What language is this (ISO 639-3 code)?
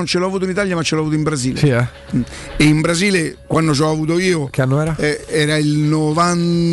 ita